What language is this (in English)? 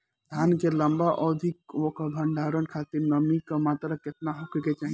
Bhojpuri